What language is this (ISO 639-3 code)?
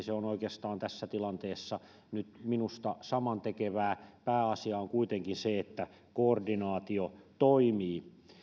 fin